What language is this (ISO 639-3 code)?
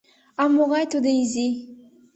chm